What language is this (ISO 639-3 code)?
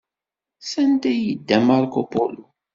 kab